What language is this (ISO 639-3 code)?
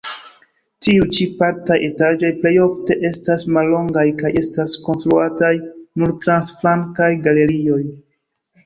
epo